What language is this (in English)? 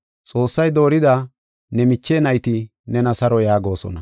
Gofa